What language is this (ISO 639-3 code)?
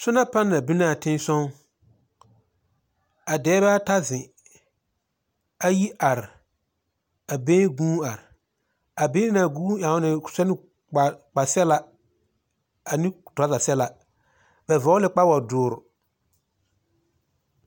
dga